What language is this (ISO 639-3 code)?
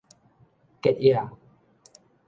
nan